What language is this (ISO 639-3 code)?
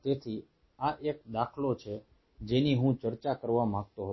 guj